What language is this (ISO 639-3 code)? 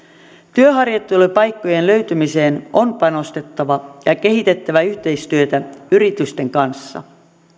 fin